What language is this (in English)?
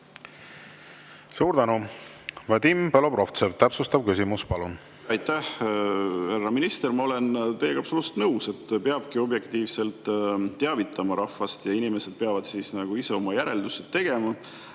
Estonian